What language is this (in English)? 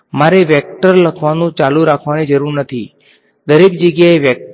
Gujarati